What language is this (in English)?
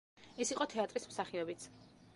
Georgian